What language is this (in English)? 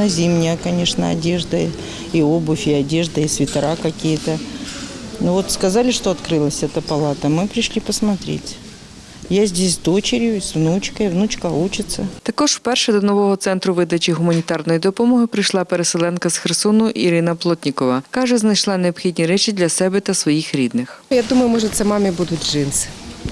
Ukrainian